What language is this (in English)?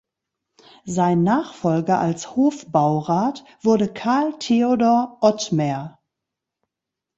German